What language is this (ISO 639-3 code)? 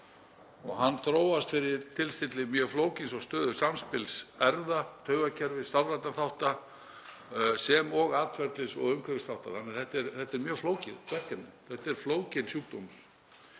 isl